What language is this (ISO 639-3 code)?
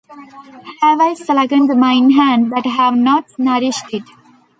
eng